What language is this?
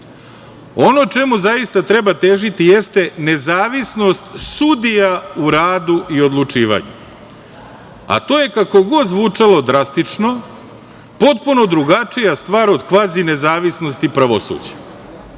Serbian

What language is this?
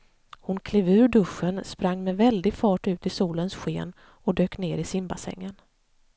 Swedish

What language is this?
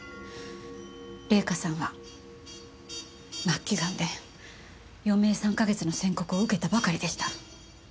Japanese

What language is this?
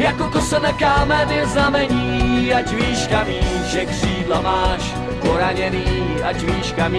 Czech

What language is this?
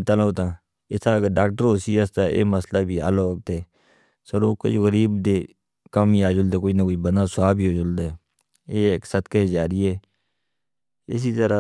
Northern Hindko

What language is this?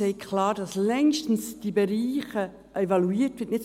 Swiss German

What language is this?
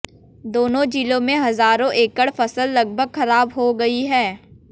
Hindi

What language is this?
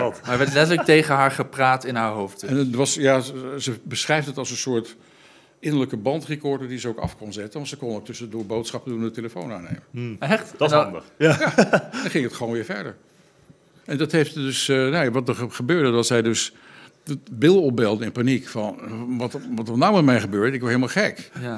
Dutch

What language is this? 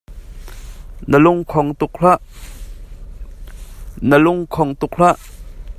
Hakha Chin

